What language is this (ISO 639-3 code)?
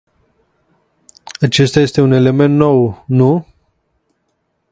ron